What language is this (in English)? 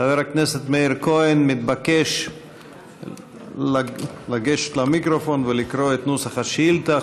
Hebrew